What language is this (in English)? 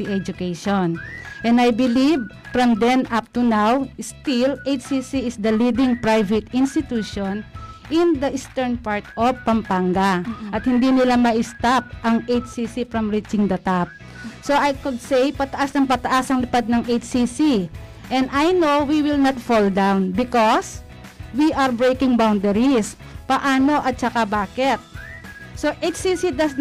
Filipino